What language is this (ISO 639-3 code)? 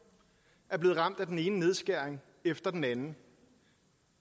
dan